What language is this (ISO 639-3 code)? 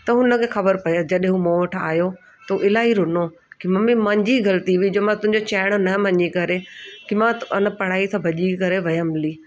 snd